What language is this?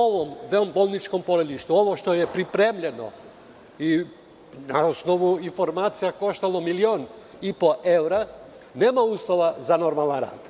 Serbian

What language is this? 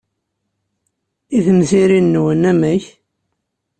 Kabyle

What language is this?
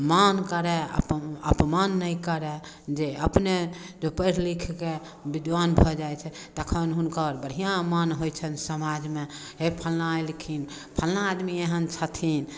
Maithili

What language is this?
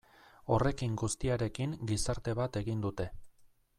Basque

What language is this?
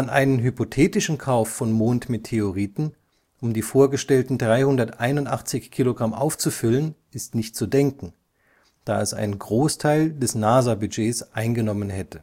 German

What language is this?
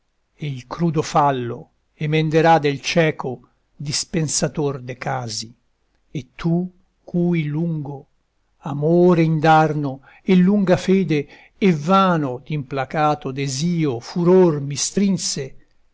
Italian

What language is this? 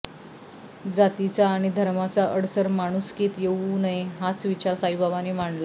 Marathi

